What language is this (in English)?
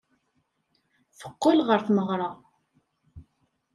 Kabyle